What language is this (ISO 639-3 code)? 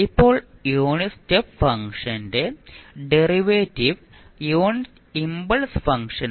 mal